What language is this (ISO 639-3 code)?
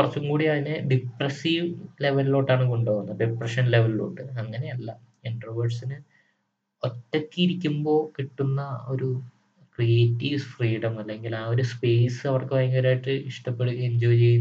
mal